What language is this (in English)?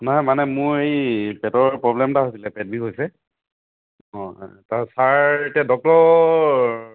Assamese